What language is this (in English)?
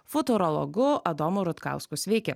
Lithuanian